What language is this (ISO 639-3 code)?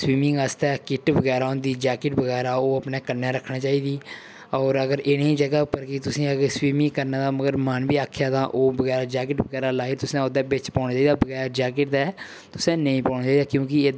doi